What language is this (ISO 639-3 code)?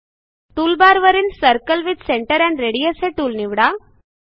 mar